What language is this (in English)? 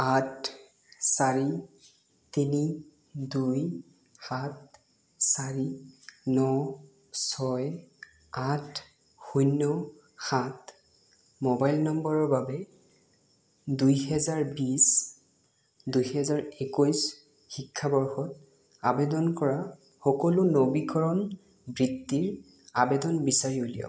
Assamese